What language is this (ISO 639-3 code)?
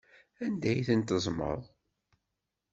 kab